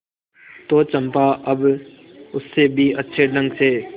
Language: Hindi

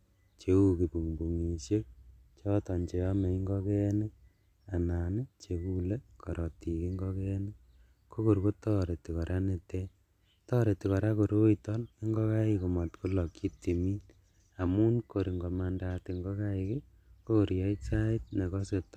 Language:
Kalenjin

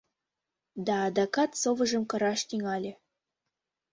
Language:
Mari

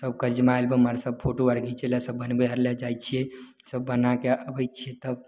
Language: Maithili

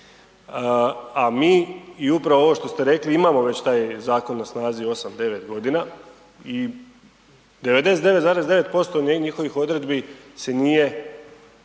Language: Croatian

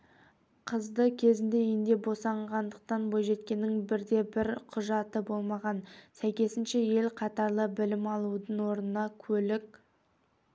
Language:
Kazakh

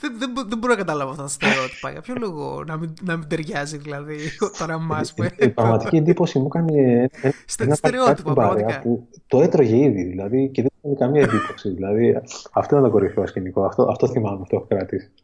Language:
Greek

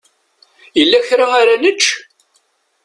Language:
Kabyle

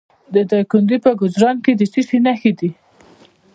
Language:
Pashto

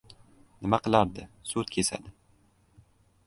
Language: Uzbek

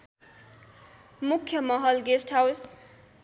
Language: Nepali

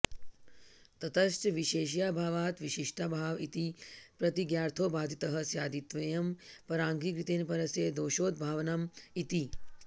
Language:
Sanskrit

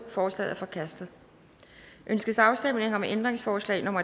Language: Danish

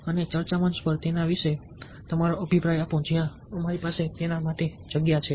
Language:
Gujarati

